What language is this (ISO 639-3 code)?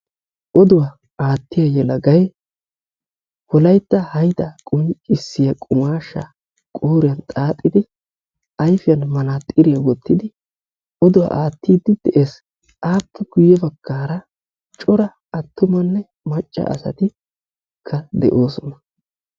wal